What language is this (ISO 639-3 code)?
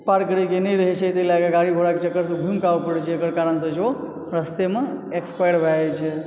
mai